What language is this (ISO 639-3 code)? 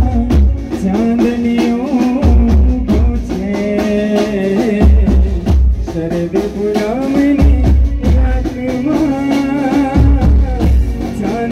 ara